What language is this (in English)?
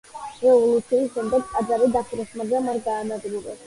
Georgian